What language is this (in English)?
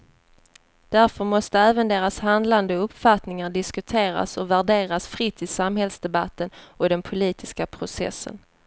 Swedish